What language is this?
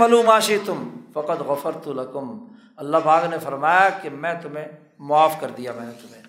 Urdu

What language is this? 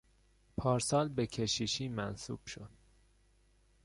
Persian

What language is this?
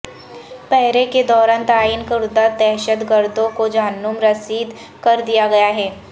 Urdu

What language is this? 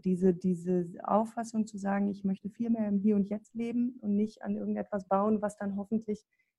German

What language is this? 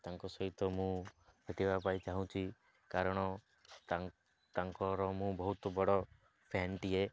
Odia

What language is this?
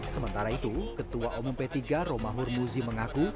Indonesian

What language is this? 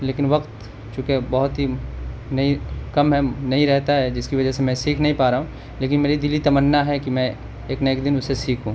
Urdu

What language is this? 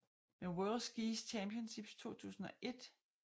Danish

